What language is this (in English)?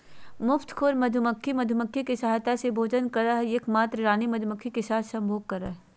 Magahi